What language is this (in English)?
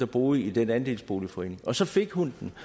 Danish